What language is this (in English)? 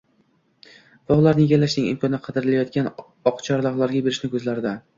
Uzbek